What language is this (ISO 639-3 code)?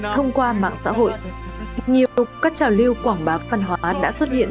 vie